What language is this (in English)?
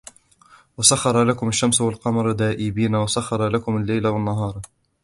Arabic